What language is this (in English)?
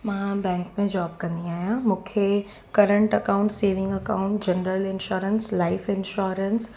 Sindhi